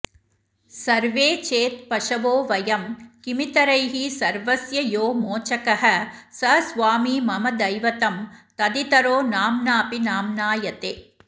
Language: Sanskrit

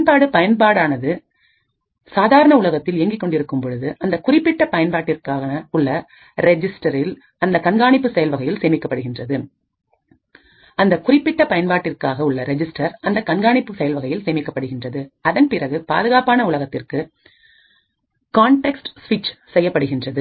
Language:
Tamil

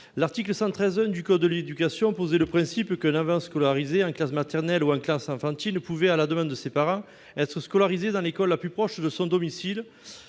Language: French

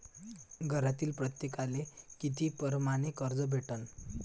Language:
Marathi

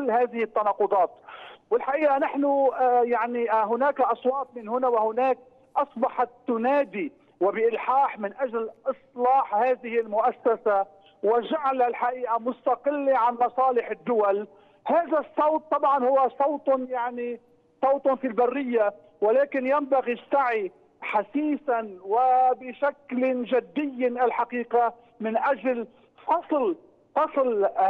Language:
Arabic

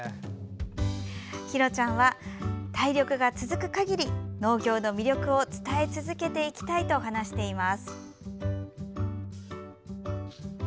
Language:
Japanese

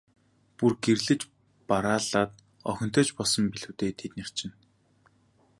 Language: Mongolian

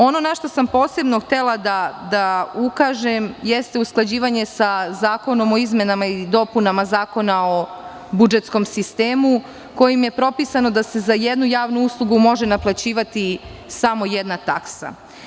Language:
Serbian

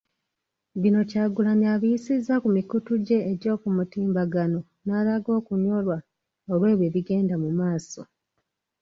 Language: Ganda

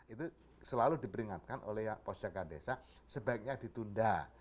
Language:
Indonesian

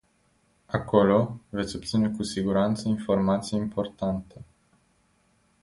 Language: Romanian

